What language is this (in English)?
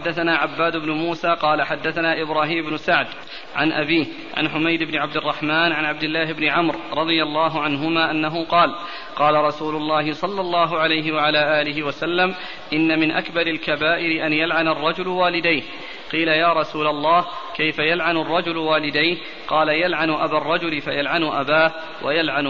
Arabic